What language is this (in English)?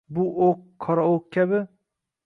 Uzbek